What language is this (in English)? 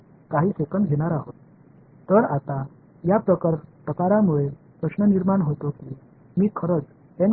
Tamil